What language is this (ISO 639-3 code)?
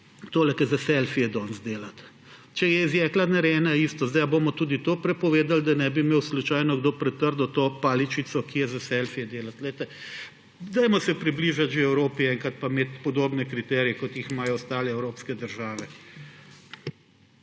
slv